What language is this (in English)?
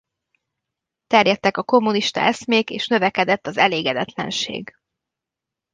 Hungarian